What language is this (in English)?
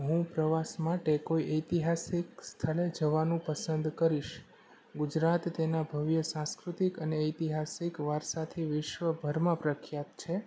Gujarati